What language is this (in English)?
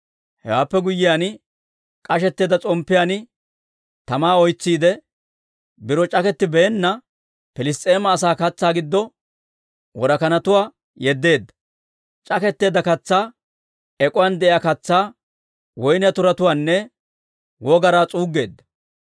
Dawro